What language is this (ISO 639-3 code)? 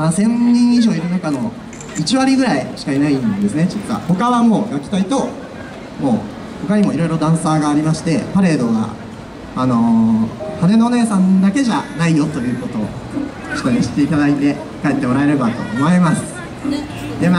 jpn